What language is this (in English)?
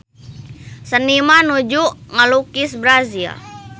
Sundanese